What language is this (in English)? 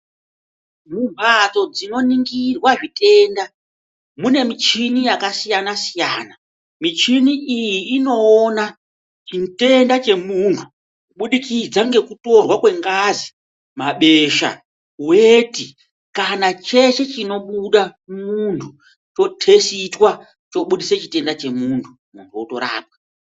Ndau